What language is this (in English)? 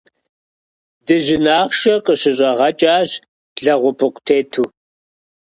Kabardian